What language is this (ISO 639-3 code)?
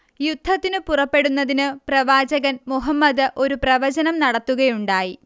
mal